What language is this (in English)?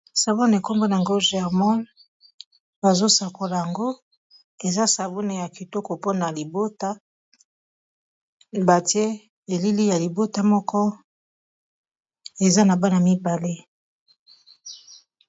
Lingala